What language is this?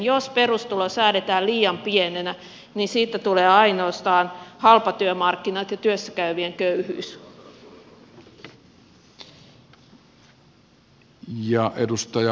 Finnish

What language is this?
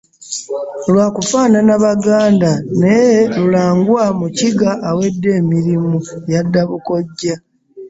Ganda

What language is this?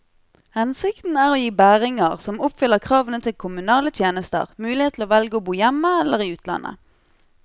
Norwegian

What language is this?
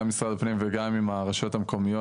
Hebrew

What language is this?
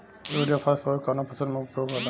Bhojpuri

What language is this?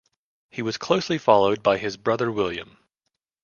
English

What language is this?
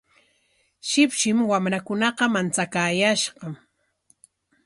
Corongo Ancash Quechua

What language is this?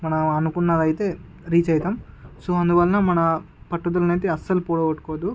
Telugu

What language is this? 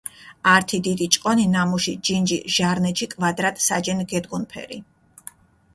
Mingrelian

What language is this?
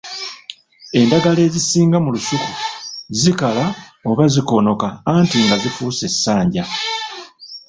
Ganda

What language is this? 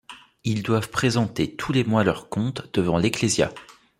French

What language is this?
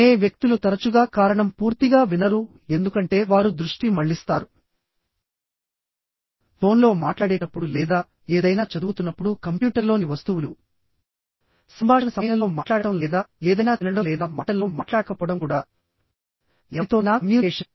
Telugu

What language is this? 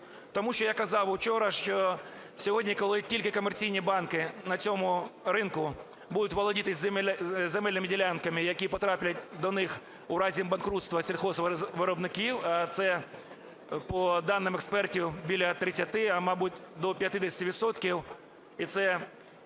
Ukrainian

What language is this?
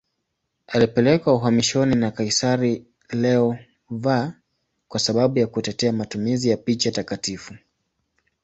Swahili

